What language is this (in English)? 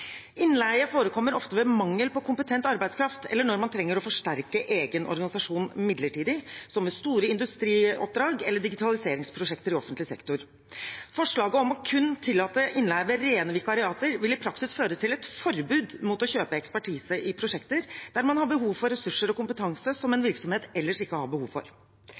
Norwegian Bokmål